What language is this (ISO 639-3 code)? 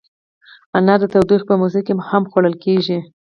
pus